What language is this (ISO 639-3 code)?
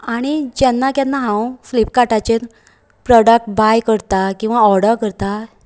kok